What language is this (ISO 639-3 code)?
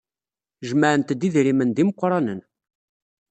kab